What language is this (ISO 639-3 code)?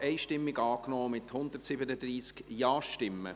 gsw